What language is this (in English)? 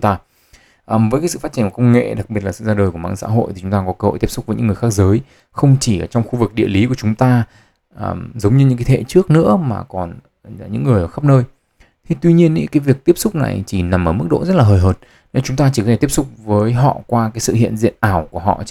Vietnamese